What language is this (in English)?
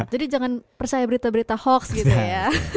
Indonesian